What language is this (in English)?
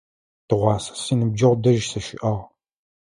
Adyghe